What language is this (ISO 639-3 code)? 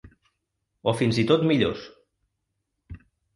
cat